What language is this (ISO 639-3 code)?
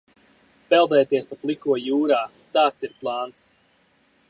lav